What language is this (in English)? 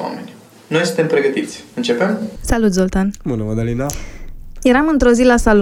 Romanian